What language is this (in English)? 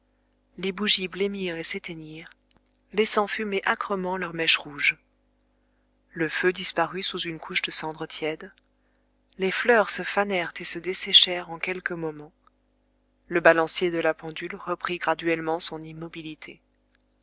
French